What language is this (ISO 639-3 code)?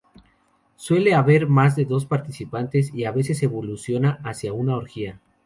spa